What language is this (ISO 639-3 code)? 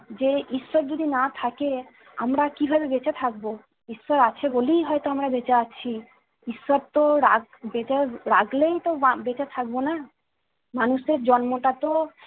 ben